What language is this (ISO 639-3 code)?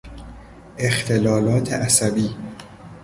fas